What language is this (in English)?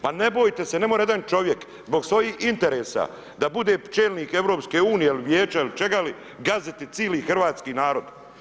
Croatian